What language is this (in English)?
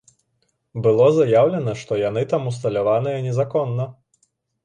Belarusian